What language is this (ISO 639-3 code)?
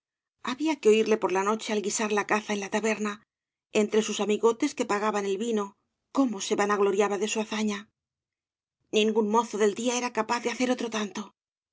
spa